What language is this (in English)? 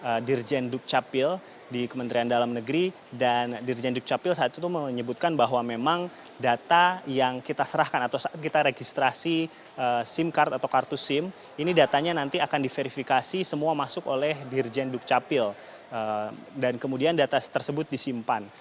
Indonesian